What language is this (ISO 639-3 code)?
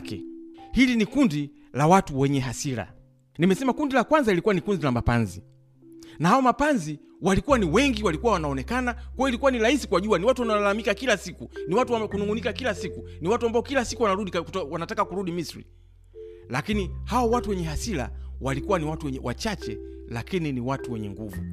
swa